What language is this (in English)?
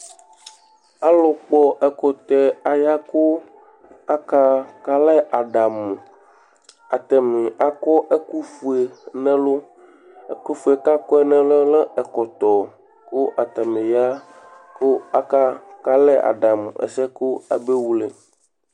Ikposo